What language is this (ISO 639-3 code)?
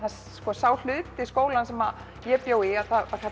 isl